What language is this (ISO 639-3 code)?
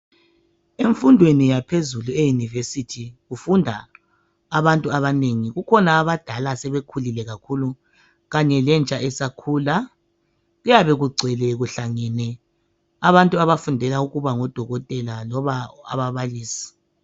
nde